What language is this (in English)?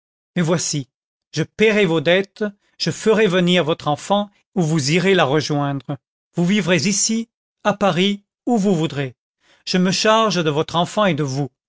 French